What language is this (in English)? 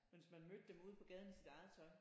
Danish